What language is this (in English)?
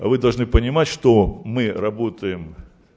Russian